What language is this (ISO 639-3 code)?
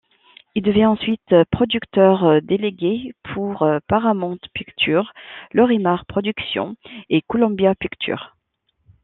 fra